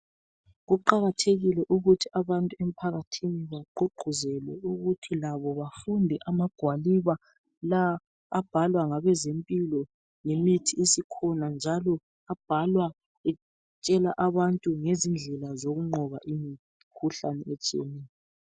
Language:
North Ndebele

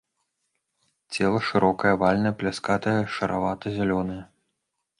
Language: Belarusian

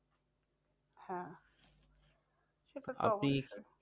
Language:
Bangla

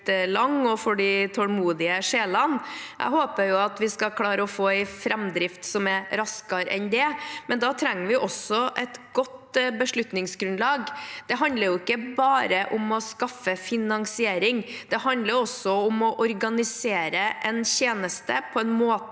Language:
Norwegian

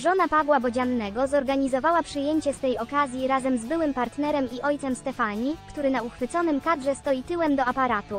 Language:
Polish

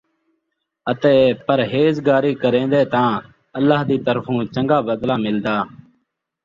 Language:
Saraiki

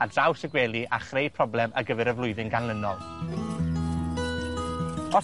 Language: Welsh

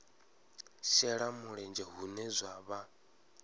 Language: Venda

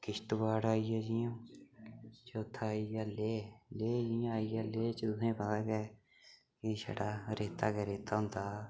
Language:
Dogri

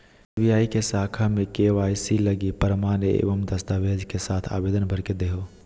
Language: Magahi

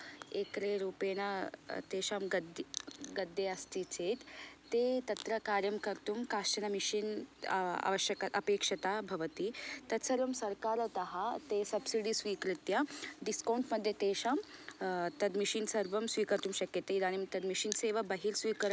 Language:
Sanskrit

